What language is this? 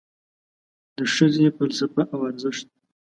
Pashto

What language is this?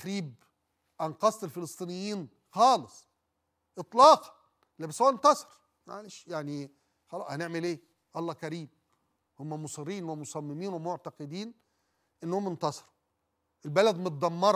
Arabic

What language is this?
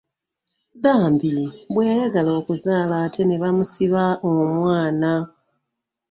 Ganda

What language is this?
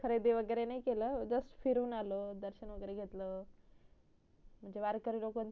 Marathi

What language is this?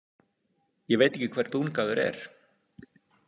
Icelandic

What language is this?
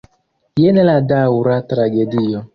Esperanto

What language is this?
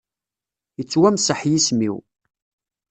Kabyle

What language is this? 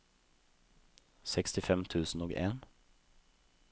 Norwegian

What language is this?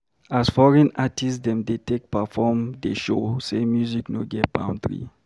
Nigerian Pidgin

